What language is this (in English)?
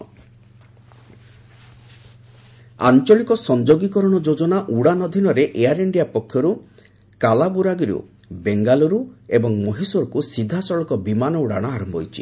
Odia